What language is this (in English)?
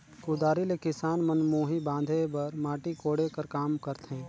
Chhattisgarhi